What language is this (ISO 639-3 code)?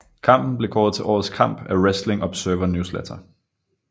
dan